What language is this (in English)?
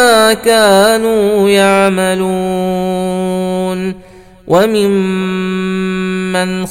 Arabic